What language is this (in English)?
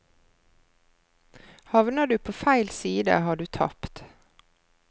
Norwegian